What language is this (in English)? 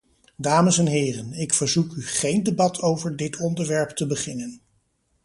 Dutch